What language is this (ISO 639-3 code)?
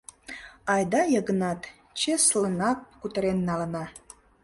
chm